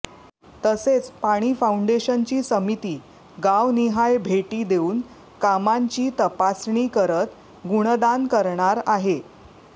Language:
Marathi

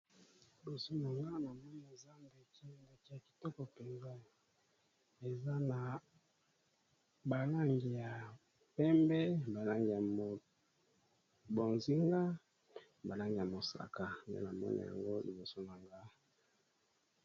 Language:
Lingala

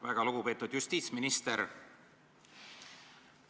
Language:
Estonian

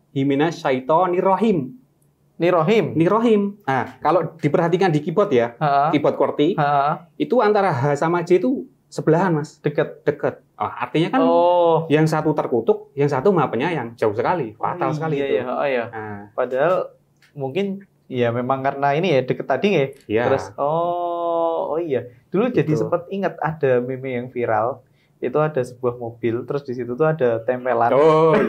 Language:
Indonesian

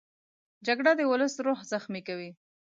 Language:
Pashto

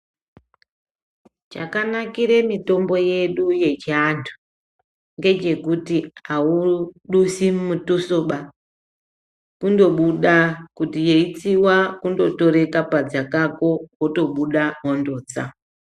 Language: Ndau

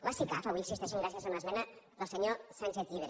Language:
Catalan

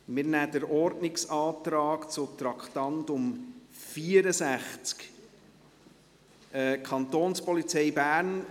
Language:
Swiss German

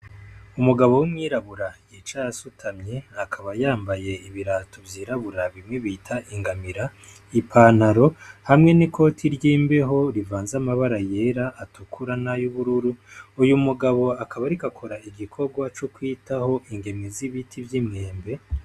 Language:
Rundi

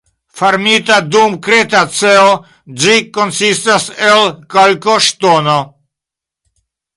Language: Esperanto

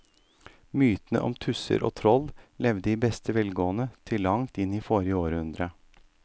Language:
Norwegian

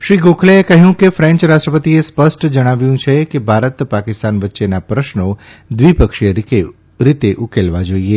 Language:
Gujarati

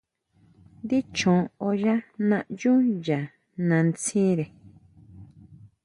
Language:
Huautla Mazatec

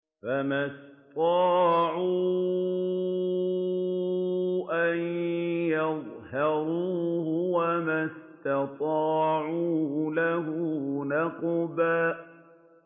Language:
Arabic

